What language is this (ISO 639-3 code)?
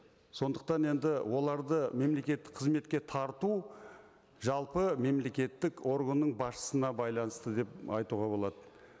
kaz